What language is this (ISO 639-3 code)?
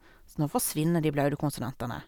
nor